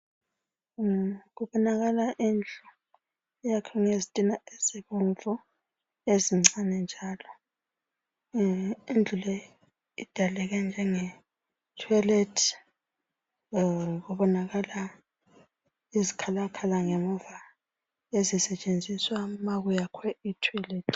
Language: North Ndebele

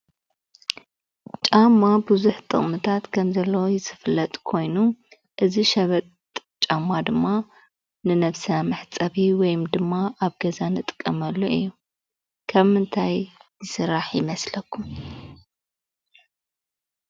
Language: Tigrinya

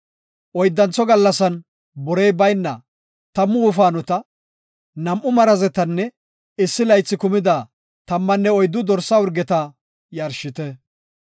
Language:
Gofa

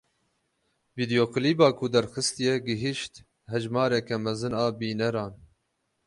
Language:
Kurdish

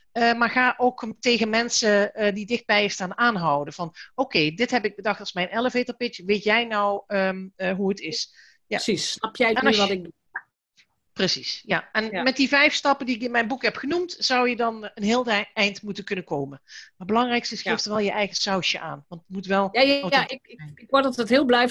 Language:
Dutch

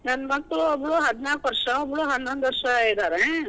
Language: Kannada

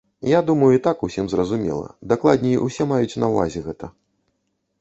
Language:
Belarusian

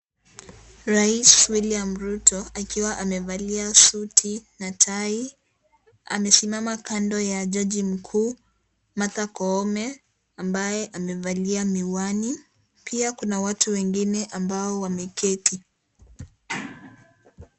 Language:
Swahili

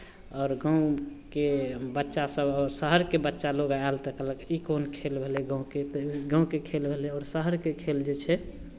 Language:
Maithili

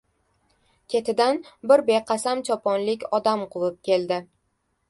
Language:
Uzbek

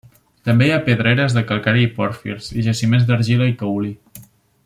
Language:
Catalan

